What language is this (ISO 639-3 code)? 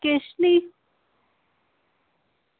doi